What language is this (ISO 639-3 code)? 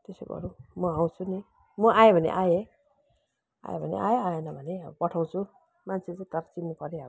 nep